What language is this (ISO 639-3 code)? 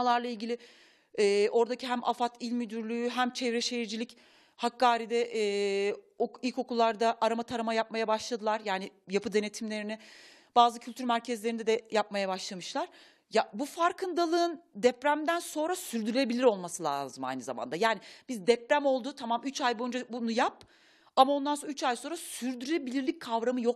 tur